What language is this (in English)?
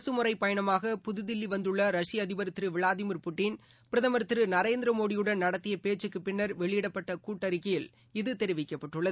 Tamil